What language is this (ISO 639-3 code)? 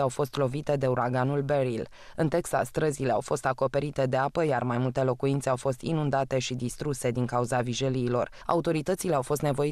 ron